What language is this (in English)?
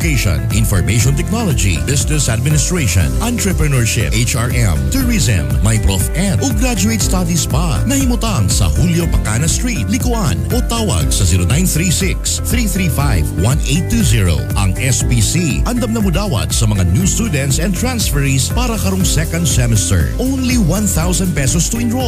Filipino